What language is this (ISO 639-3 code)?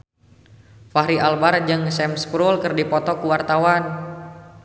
sun